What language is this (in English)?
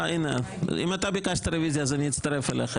Hebrew